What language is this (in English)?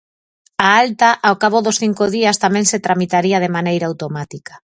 Galician